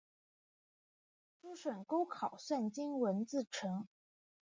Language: Chinese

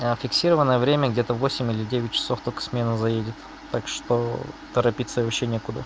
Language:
Russian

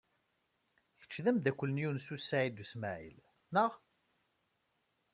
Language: Kabyle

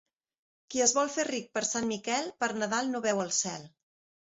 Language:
Catalan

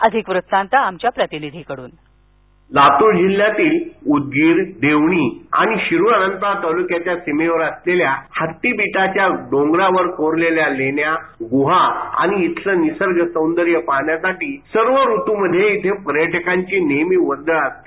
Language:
Marathi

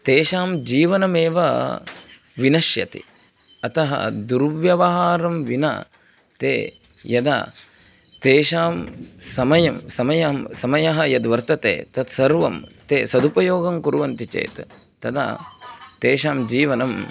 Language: Sanskrit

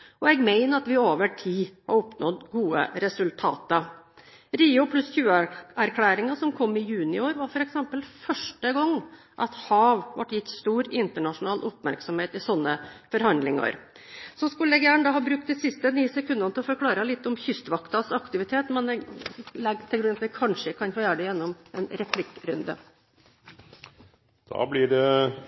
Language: Norwegian Bokmål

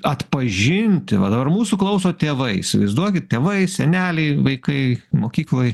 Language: Lithuanian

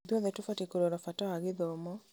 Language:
Kikuyu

